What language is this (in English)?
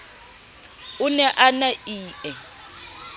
Southern Sotho